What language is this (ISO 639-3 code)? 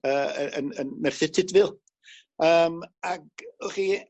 cym